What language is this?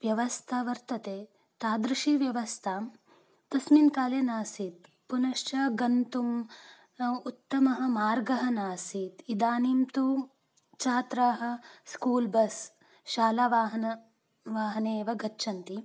Sanskrit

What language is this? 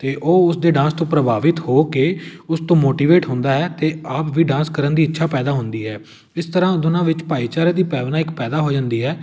Punjabi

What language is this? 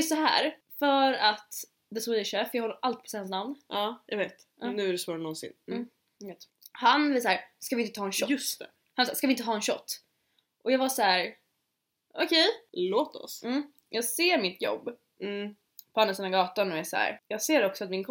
Swedish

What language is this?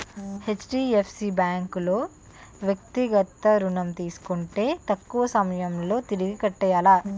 Telugu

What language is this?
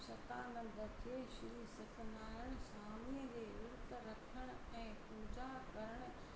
Sindhi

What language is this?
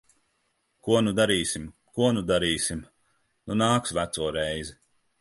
Latvian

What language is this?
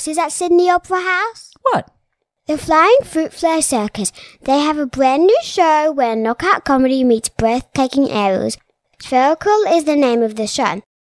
English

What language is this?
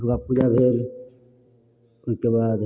Maithili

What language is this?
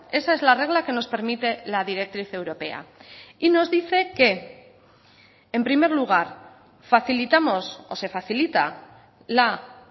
Spanish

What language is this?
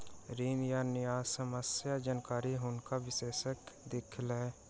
Maithili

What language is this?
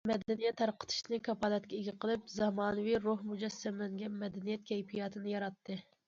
Uyghur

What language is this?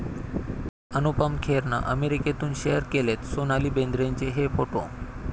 Marathi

